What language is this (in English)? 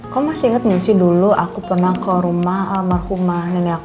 Indonesian